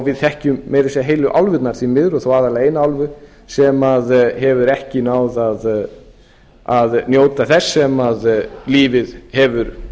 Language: Icelandic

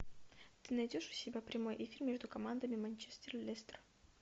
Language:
Russian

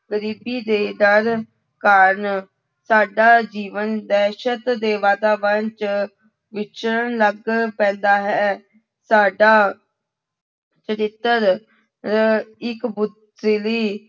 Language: Punjabi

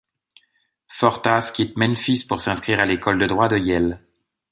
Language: French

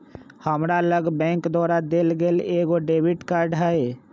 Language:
Magahi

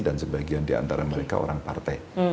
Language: Indonesian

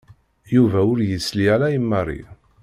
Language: Kabyle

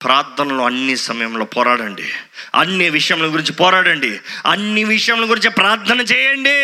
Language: Telugu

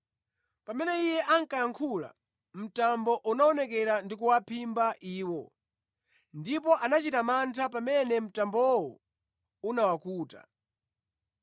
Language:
Nyanja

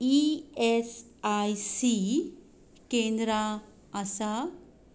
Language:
Konkani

